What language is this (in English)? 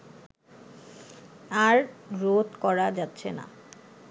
Bangla